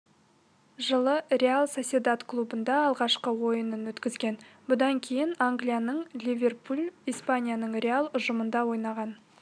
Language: Kazakh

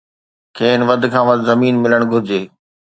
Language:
Sindhi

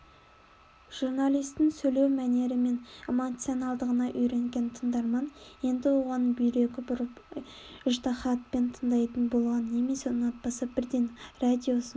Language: Kazakh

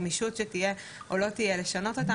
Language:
Hebrew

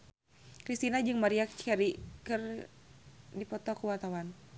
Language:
Sundanese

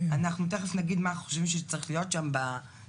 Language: Hebrew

